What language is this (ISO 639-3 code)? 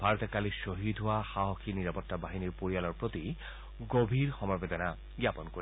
asm